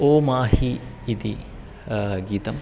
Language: Sanskrit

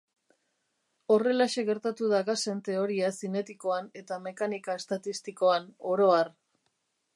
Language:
Basque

